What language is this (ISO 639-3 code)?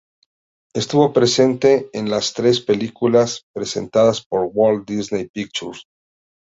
spa